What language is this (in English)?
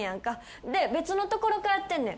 Japanese